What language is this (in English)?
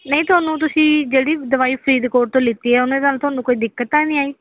Punjabi